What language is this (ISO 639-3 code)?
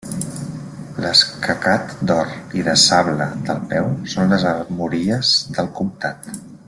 cat